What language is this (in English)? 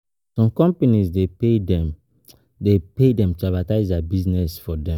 Nigerian Pidgin